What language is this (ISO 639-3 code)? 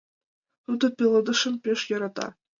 chm